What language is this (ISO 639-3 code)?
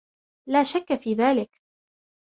ara